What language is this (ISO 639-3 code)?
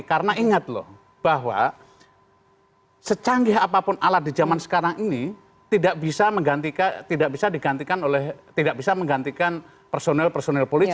ind